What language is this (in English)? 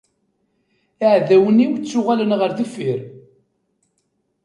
Kabyle